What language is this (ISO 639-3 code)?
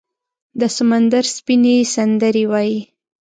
pus